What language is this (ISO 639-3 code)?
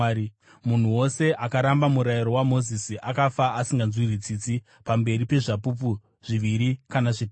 sna